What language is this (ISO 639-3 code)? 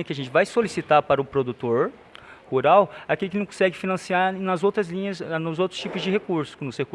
por